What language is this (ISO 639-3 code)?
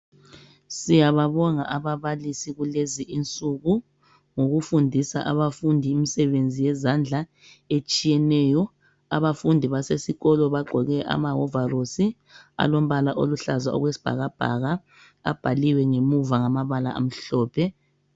nde